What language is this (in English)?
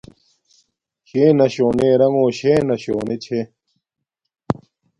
Domaaki